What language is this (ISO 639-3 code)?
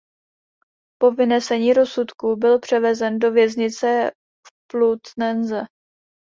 ces